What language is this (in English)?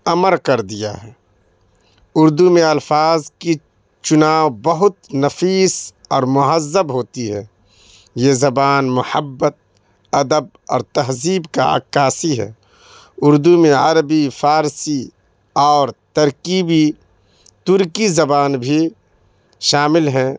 Urdu